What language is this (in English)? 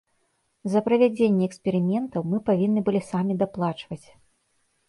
Belarusian